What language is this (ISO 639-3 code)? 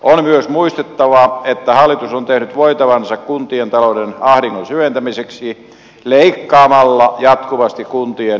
fin